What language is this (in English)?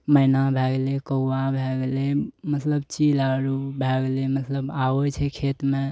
Maithili